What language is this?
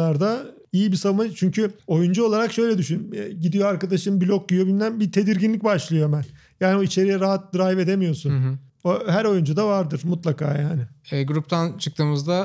Turkish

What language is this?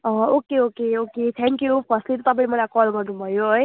Nepali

